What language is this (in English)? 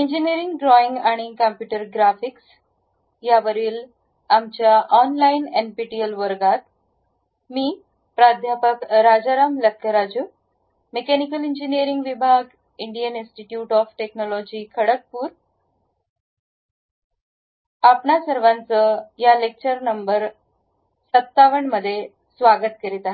Marathi